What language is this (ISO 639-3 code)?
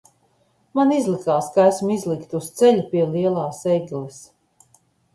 lav